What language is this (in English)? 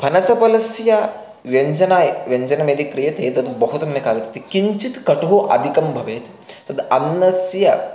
Sanskrit